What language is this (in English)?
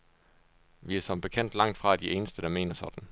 Danish